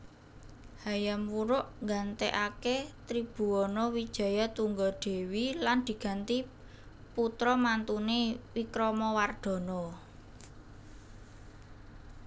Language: Javanese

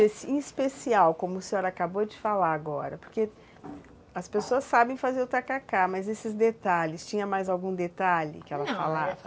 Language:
Portuguese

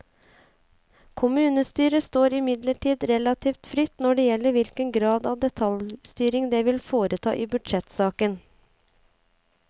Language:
Norwegian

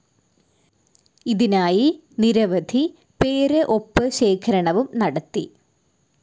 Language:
Malayalam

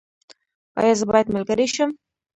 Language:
Pashto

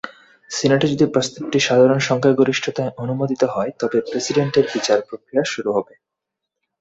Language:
Bangla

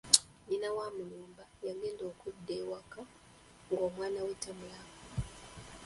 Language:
Ganda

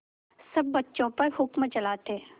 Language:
Hindi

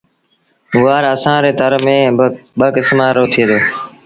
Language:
Sindhi Bhil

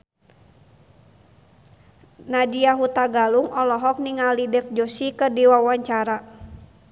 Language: Sundanese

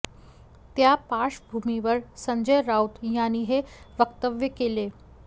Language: Marathi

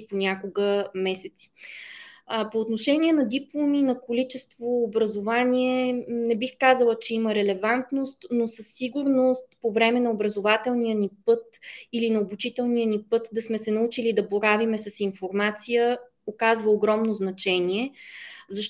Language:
Bulgarian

